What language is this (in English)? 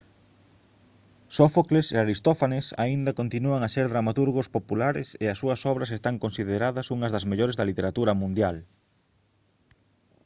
Galician